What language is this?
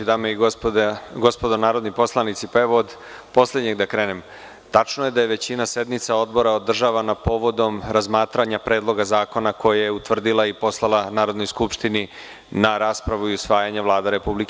Serbian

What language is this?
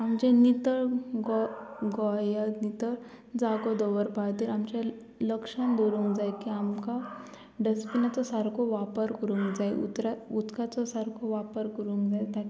Konkani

